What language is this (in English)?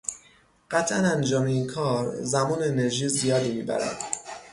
Persian